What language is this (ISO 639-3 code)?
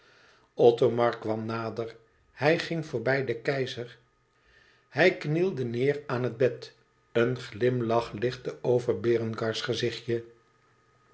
nld